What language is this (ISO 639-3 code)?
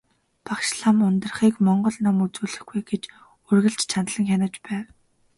mon